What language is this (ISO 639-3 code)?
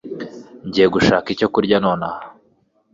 kin